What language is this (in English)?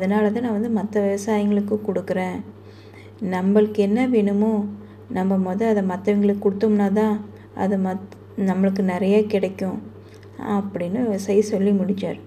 Tamil